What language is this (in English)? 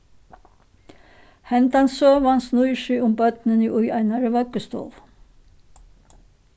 Faroese